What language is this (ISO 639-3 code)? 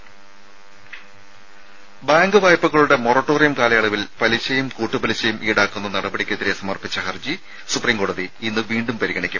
mal